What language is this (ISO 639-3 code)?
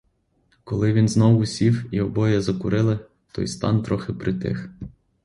ukr